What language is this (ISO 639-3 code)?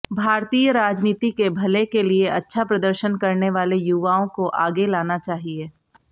hin